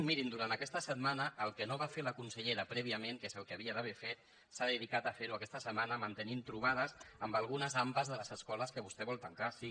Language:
Catalan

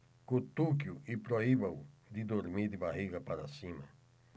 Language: Portuguese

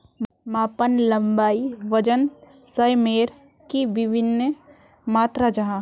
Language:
Magahi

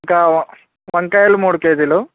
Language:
Telugu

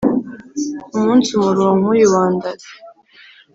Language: Kinyarwanda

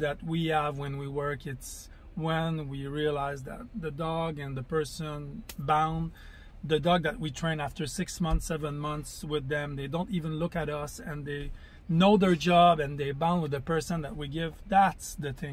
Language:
English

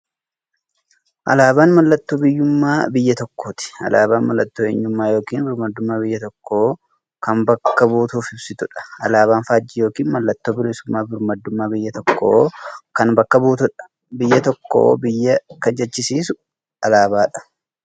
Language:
Oromo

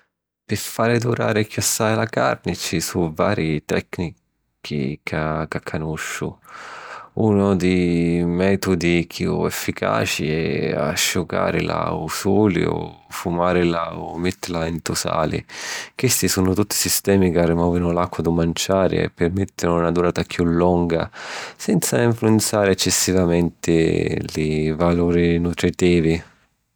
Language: Sicilian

